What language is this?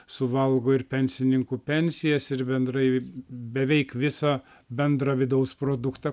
Lithuanian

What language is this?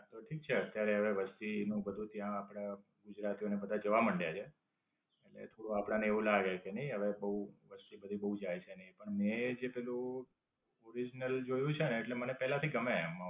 Gujarati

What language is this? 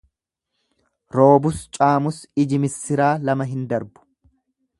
Oromo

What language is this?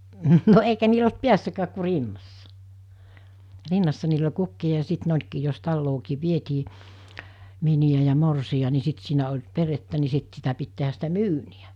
Finnish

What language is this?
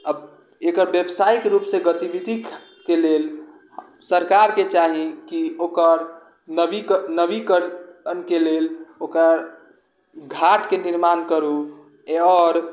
Maithili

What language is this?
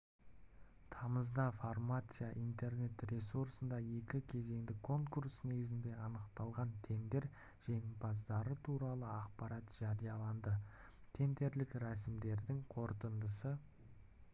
Kazakh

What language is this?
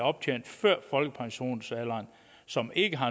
Danish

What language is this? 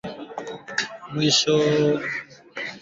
Swahili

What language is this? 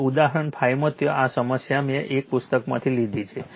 Gujarati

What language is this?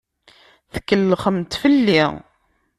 Kabyle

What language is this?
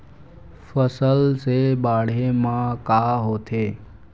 Chhattisgarhi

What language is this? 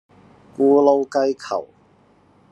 Cantonese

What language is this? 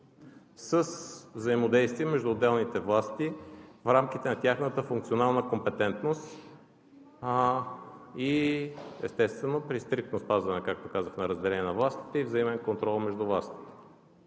Bulgarian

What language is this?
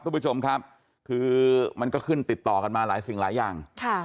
Thai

